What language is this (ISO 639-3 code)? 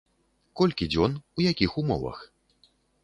bel